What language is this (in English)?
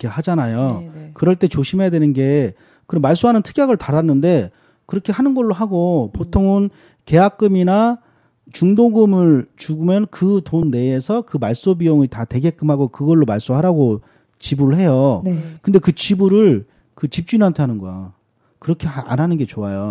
Korean